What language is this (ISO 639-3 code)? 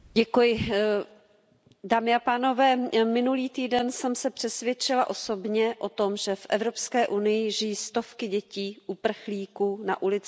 ces